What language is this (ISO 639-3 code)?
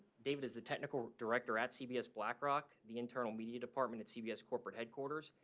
eng